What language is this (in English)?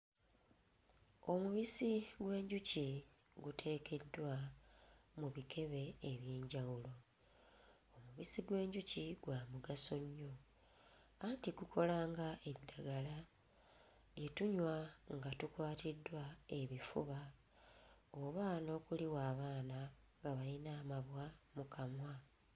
Ganda